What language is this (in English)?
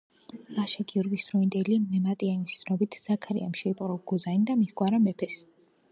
Georgian